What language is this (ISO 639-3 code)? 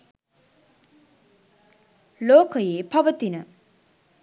sin